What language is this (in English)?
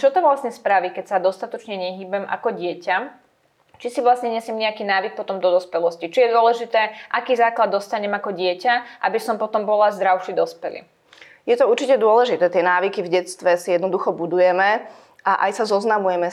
Slovak